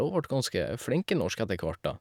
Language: Norwegian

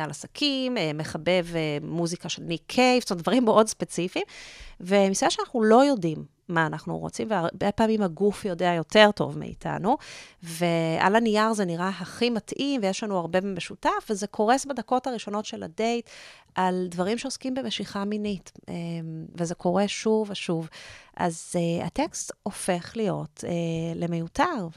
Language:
Hebrew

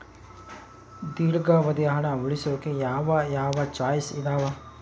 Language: Kannada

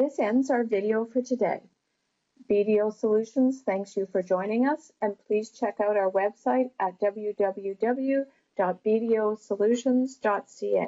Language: English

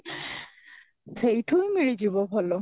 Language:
Odia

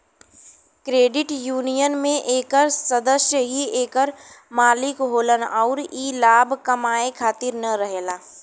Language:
Bhojpuri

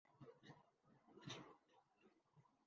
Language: Urdu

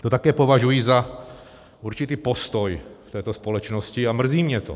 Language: Czech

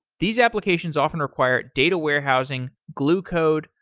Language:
English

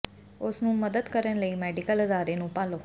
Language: Punjabi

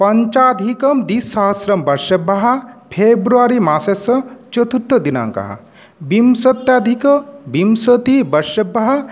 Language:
Sanskrit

